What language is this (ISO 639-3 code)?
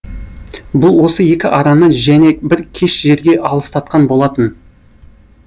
kaz